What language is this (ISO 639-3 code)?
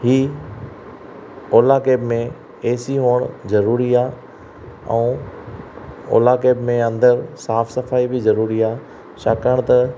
snd